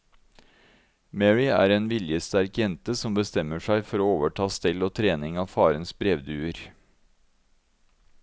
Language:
Norwegian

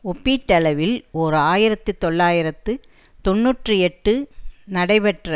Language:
Tamil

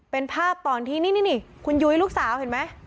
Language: Thai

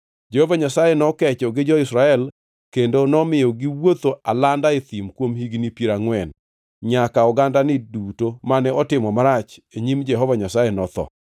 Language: Luo (Kenya and Tanzania)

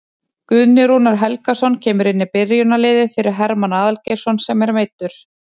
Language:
Icelandic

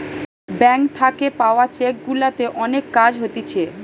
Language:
Bangla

